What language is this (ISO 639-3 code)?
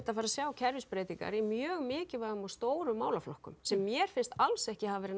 isl